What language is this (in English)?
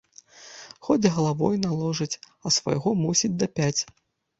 Belarusian